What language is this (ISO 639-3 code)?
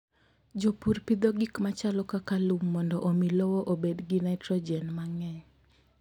luo